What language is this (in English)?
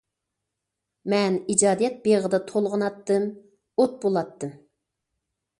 Uyghur